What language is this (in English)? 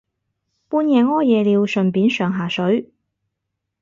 Cantonese